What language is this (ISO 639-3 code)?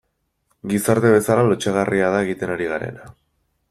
eus